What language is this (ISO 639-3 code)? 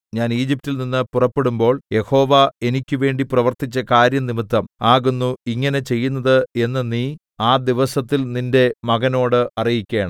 mal